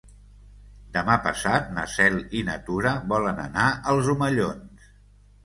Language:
Catalan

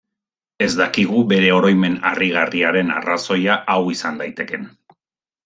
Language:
Basque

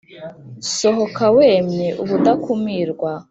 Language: Kinyarwanda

